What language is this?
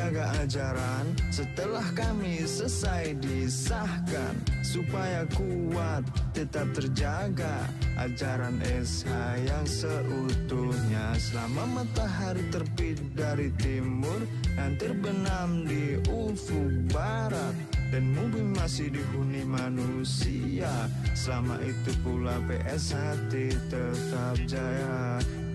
Indonesian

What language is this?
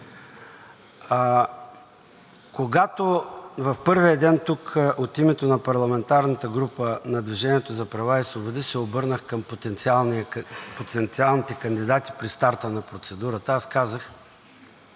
Bulgarian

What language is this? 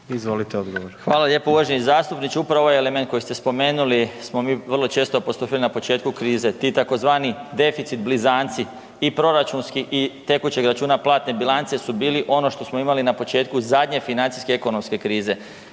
Croatian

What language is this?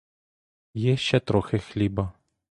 Ukrainian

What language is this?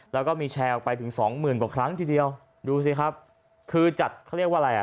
Thai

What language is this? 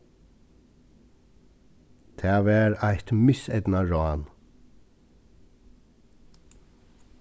Faroese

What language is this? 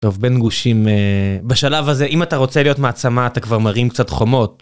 Hebrew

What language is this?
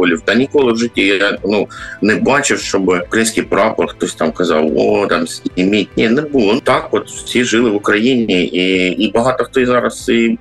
Ukrainian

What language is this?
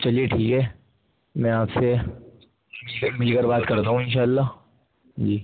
Urdu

